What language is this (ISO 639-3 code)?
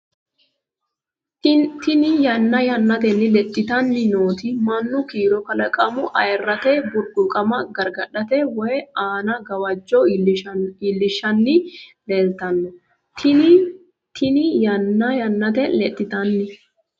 sid